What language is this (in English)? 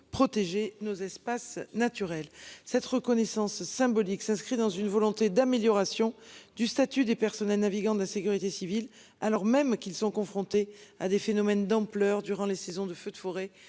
French